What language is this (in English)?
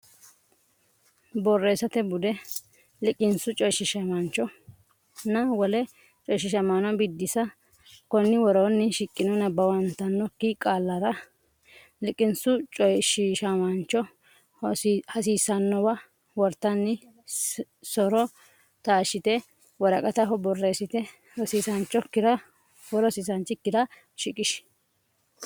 Sidamo